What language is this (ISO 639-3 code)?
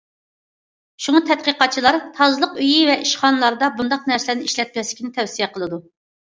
uig